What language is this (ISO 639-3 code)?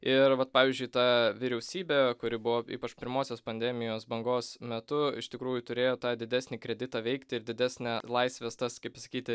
lit